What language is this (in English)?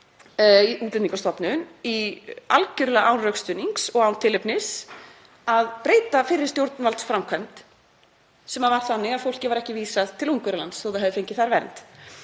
Icelandic